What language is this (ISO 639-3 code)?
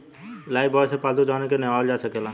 bho